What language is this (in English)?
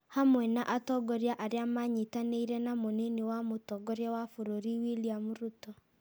Kikuyu